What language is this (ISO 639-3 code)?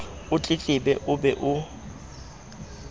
sot